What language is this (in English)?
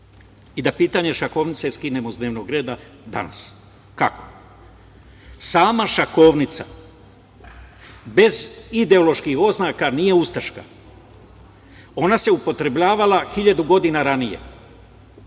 Serbian